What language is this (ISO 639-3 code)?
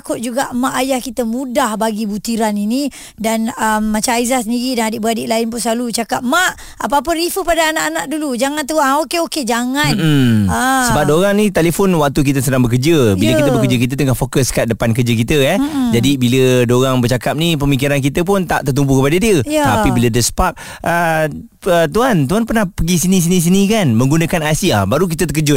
msa